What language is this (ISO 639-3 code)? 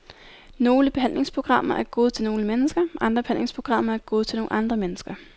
dan